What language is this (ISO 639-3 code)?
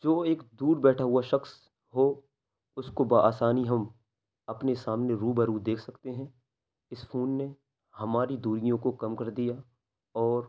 urd